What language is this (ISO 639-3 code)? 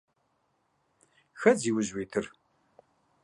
kbd